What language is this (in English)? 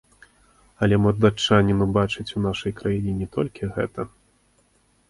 Belarusian